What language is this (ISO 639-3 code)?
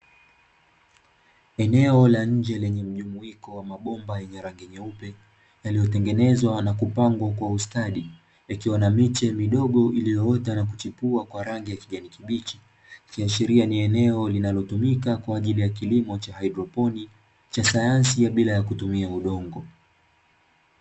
swa